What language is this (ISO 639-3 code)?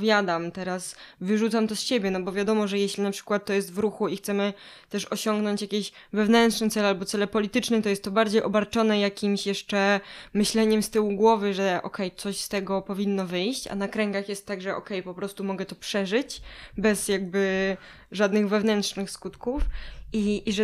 pol